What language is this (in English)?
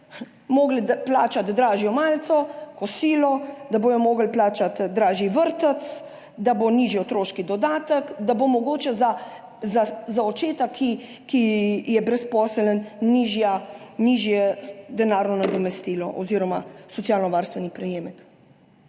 Slovenian